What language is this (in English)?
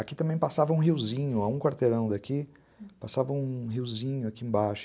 Portuguese